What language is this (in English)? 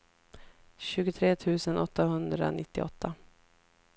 Swedish